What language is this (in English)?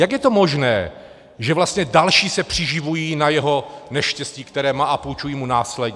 Czech